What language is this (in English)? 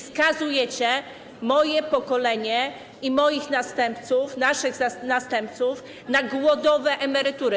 Polish